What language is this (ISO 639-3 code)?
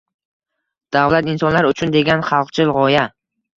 uzb